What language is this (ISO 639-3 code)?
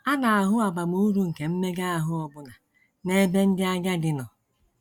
ibo